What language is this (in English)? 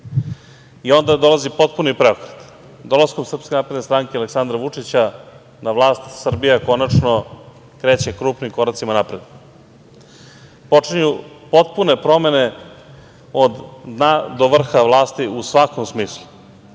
Serbian